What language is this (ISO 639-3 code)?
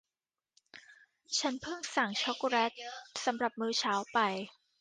tha